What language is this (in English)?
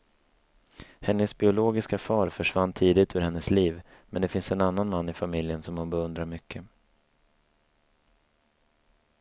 Swedish